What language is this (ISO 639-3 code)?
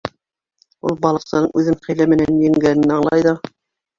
bak